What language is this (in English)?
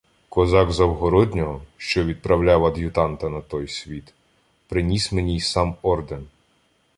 Ukrainian